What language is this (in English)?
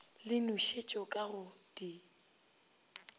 Northern Sotho